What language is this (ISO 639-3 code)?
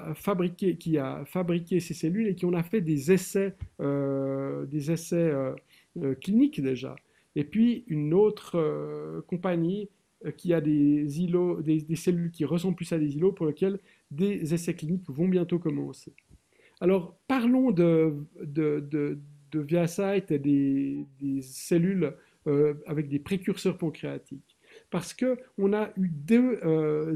fra